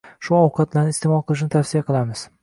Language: Uzbek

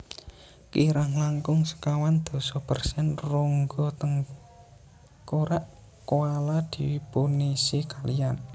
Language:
Javanese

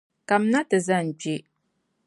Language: Dagbani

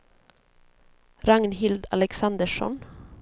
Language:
Swedish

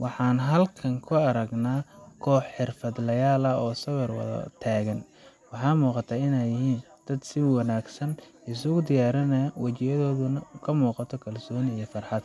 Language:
Somali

